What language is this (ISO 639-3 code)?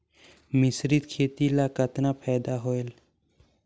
hne